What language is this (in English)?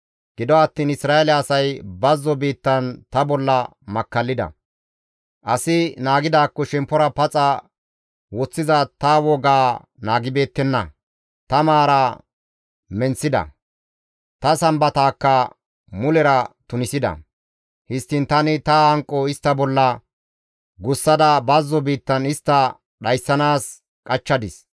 Gamo